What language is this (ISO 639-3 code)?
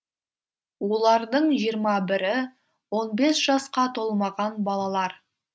kaz